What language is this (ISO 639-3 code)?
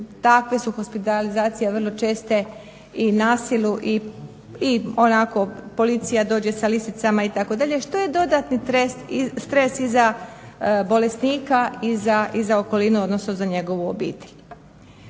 hrv